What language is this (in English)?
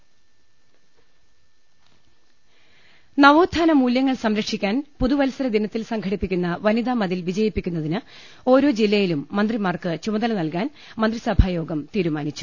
Malayalam